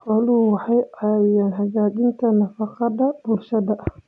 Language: Somali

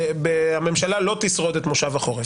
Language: Hebrew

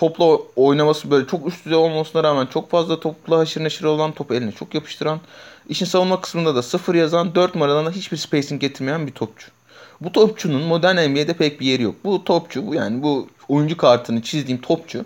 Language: Turkish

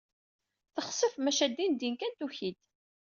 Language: Kabyle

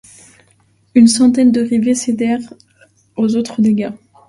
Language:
French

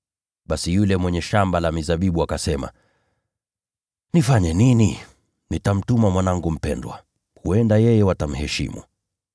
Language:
Swahili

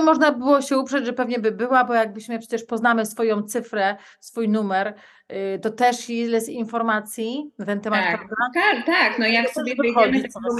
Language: Polish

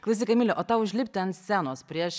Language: Lithuanian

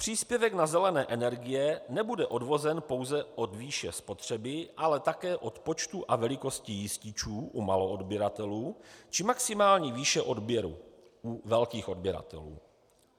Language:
Czech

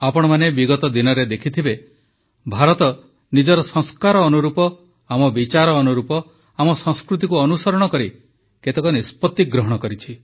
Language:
Odia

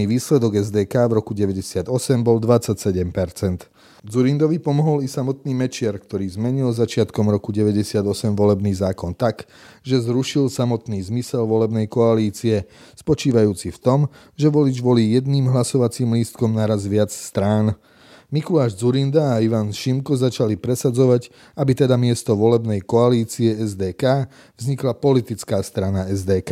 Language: Slovak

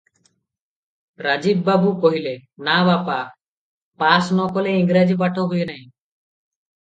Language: Odia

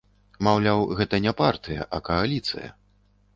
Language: Belarusian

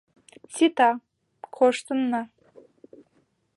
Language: Mari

